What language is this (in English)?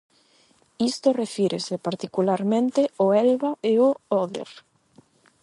Galician